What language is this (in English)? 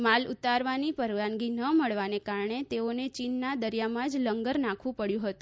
Gujarati